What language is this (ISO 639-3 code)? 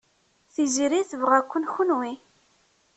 kab